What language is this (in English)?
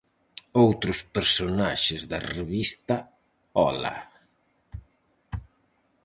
Galician